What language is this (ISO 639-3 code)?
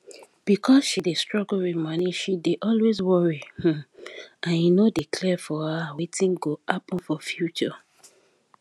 pcm